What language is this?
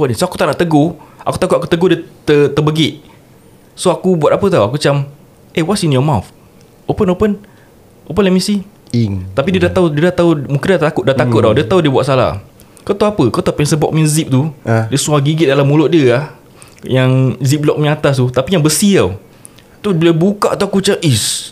Malay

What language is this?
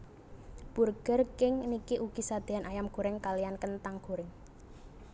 Javanese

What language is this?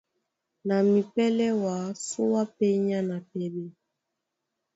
Duala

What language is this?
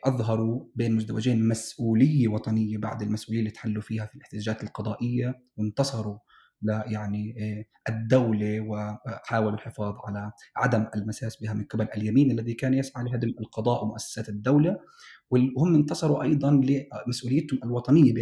Arabic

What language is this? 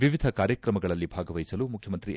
Kannada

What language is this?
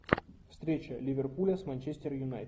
Russian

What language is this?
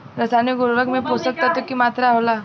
Bhojpuri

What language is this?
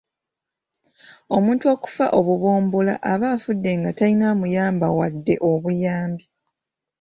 Ganda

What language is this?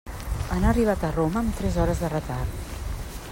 Catalan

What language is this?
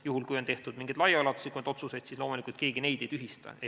Estonian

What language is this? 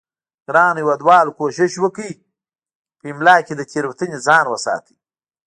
Pashto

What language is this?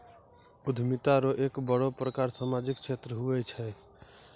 Maithili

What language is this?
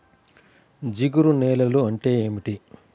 Telugu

